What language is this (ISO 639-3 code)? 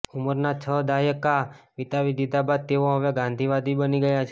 guj